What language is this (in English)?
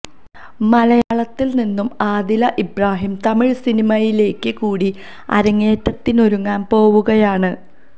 Malayalam